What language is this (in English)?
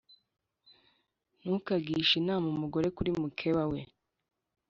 Kinyarwanda